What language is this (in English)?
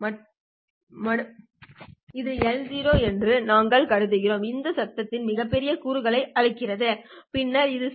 Tamil